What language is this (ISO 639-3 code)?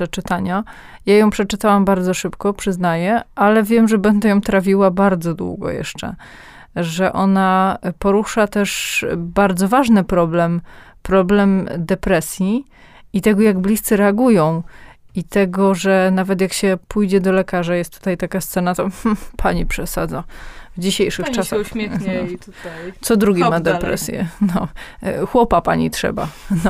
pol